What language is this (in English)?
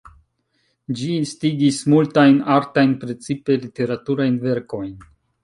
Esperanto